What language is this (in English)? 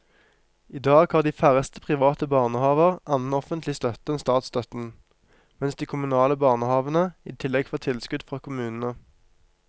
Norwegian